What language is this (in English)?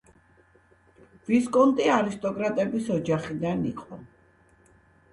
Georgian